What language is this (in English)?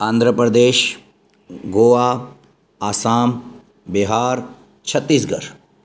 Sindhi